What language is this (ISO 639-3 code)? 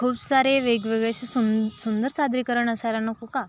mar